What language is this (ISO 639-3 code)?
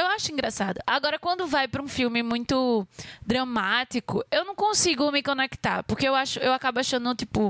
por